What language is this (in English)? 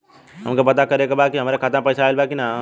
Bhojpuri